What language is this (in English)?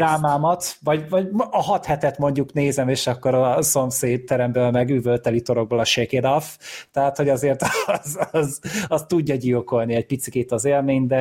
Hungarian